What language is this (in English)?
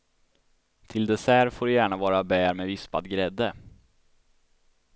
Swedish